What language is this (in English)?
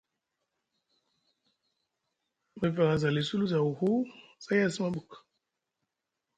Musgu